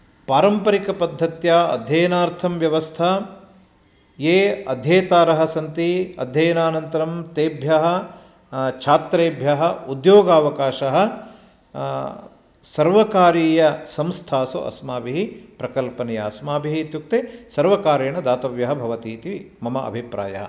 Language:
Sanskrit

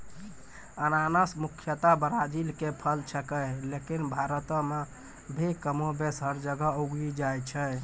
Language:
Maithili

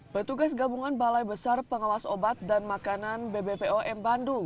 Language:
Indonesian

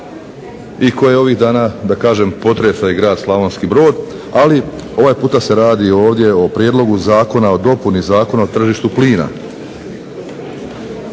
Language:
Croatian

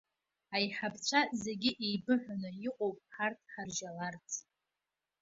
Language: Abkhazian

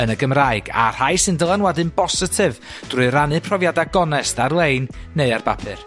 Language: Welsh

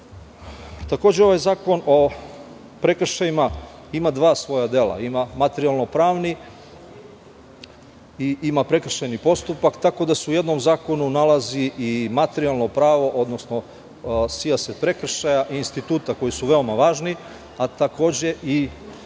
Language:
Serbian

